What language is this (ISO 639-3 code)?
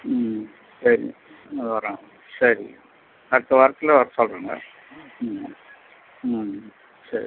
tam